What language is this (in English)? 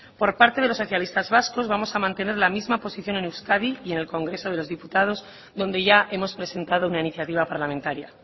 Spanish